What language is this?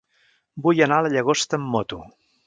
Catalan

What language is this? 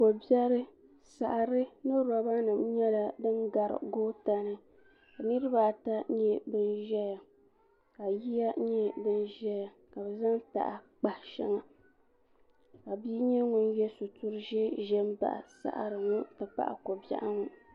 Dagbani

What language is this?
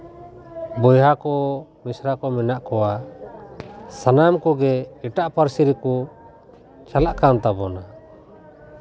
Santali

